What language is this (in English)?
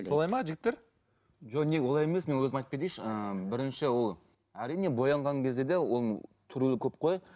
Kazakh